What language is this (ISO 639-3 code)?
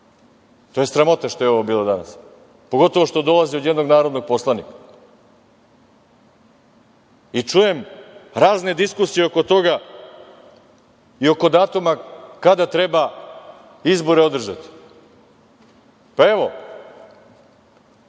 srp